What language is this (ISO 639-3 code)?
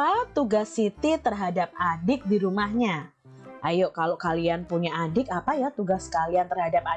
ind